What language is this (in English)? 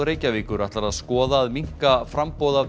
Icelandic